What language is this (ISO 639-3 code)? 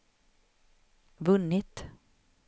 swe